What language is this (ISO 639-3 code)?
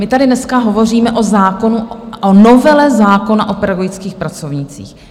ces